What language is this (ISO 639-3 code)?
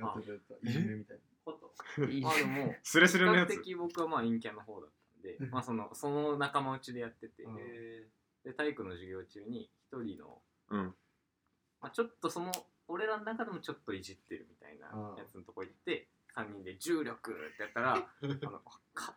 jpn